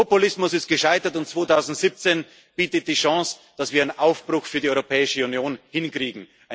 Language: German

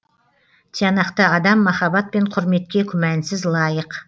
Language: Kazakh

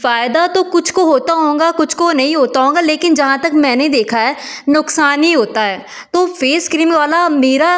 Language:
Hindi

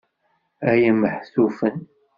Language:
Kabyle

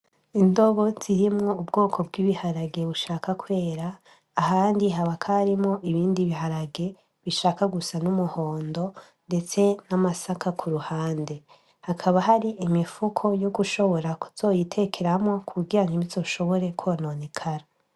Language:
Rundi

